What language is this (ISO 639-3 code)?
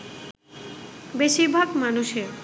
ben